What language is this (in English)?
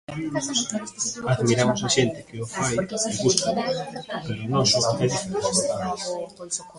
Galician